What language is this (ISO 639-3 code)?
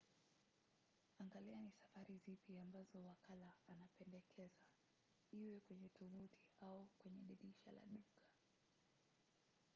swa